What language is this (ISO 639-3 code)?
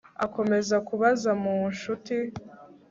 kin